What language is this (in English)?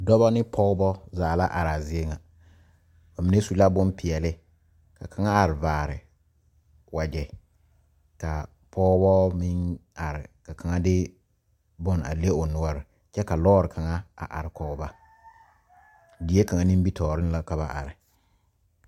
Southern Dagaare